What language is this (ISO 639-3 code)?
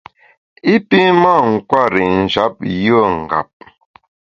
bax